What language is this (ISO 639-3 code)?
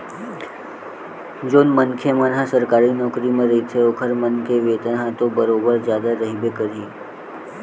hne